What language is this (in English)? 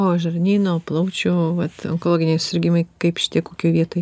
Lithuanian